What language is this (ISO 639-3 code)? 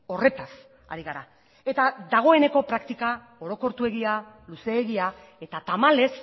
eus